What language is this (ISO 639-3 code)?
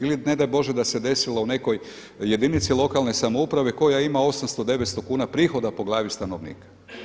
hrv